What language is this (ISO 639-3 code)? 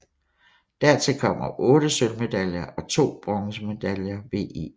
dan